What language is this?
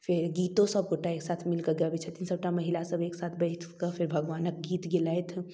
Maithili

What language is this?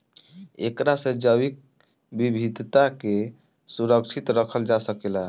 Bhojpuri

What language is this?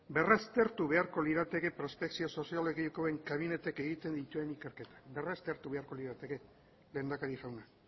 Basque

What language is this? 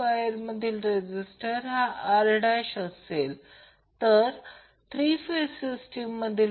Marathi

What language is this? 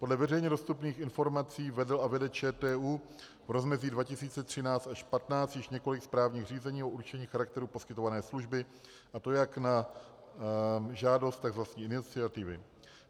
Czech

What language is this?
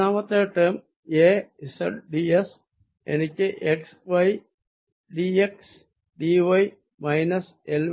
Malayalam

